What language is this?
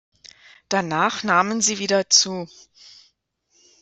German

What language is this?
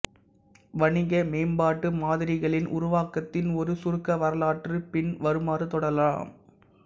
Tamil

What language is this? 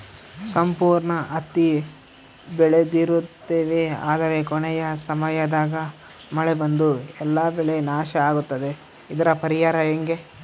Kannada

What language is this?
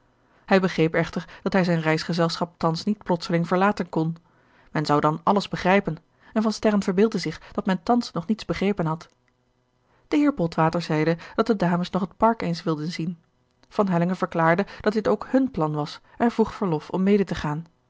Dutch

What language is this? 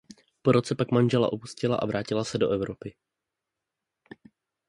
Czech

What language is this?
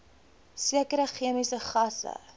Afrikaans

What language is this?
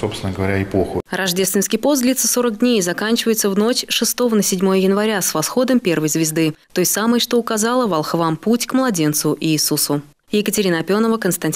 Russian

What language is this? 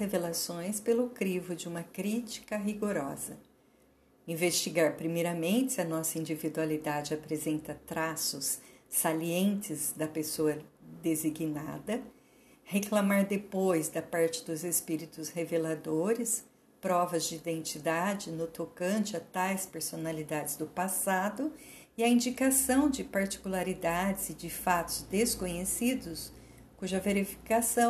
Portuguese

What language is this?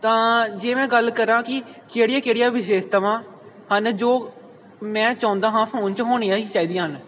Punjabi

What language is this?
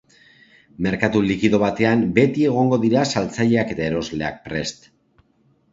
Basque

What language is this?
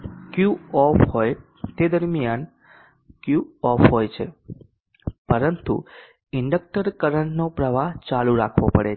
Gujarati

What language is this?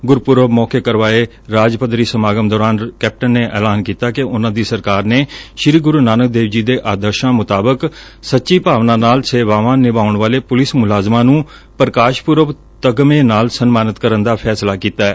Punjabi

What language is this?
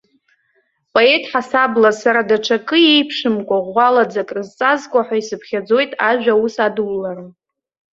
Abkhazian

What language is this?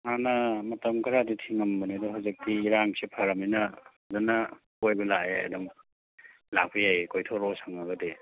Manipuri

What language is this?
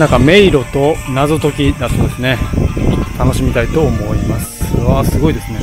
Japanese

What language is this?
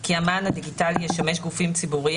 Hebrew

